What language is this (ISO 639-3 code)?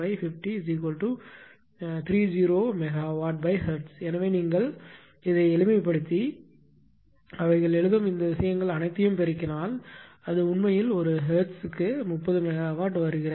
tam